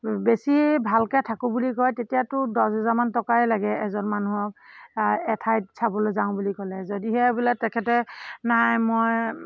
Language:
Assamese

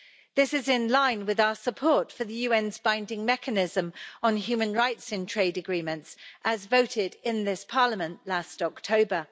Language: English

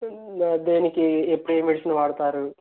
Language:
Telugu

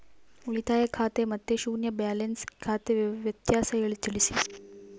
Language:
Kannada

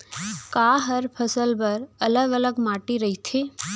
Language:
Chhattisgarhi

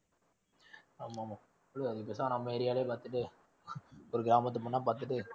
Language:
Tamil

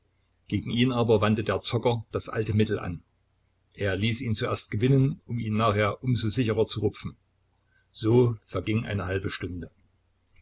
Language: German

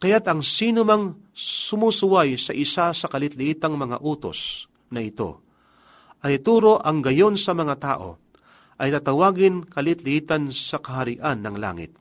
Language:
Filipino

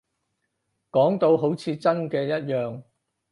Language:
Cantonese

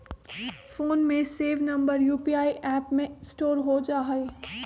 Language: Magahi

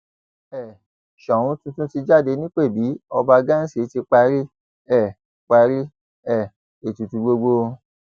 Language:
Yoruba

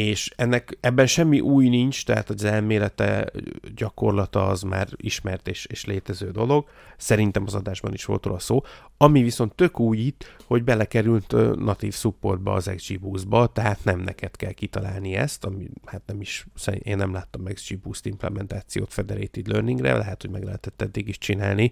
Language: Hungarian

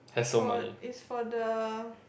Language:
English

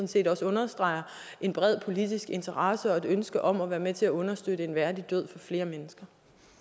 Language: Danish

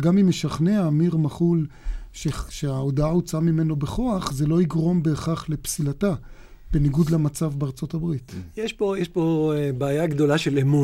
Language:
Hebrew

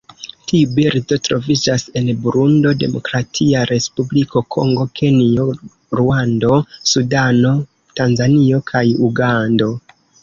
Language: Esperanto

